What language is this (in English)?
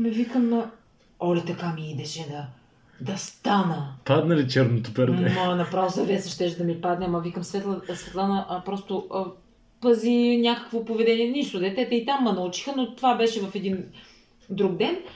Bulgarian